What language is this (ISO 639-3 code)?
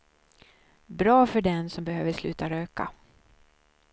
swe